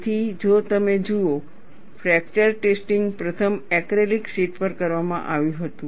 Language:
Gujarati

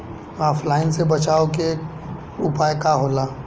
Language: Bhojpuri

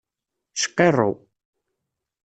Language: Kabyle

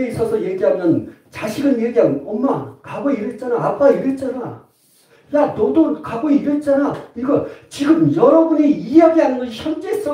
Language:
Korean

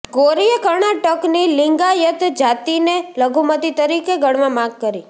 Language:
Gujarati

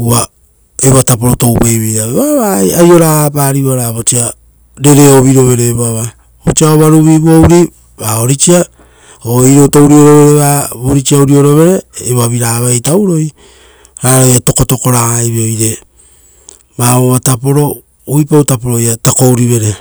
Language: Rotokas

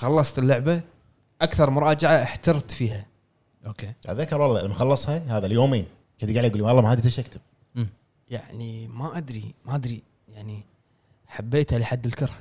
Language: Arabic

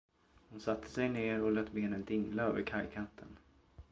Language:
Swedish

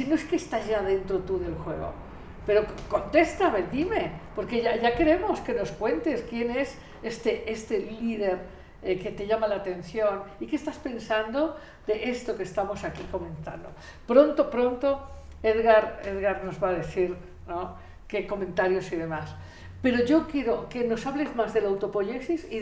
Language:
Spanish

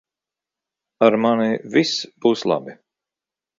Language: Latvian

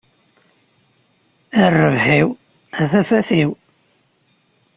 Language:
Kabyle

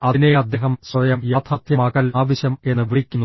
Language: Malayalam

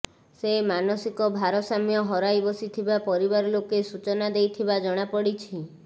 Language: Odia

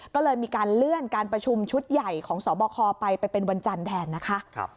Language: Thai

